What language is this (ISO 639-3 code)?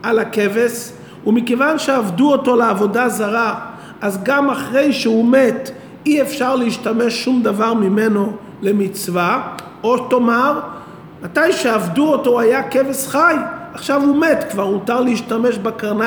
heb